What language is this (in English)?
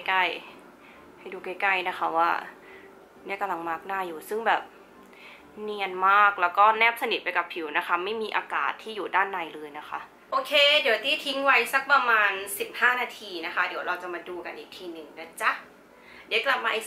Thai